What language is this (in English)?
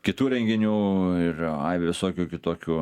Lithuanian